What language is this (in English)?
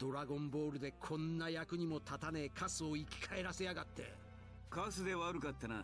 Japanese